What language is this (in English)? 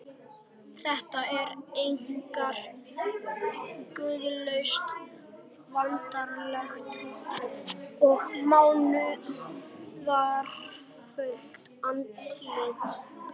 Icelandic